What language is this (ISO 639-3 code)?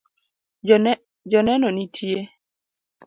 luo